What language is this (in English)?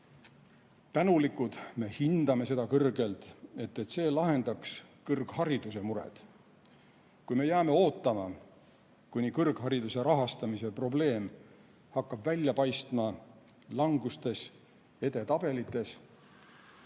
Estonian